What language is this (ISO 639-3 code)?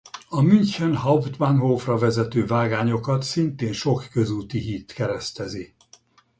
hun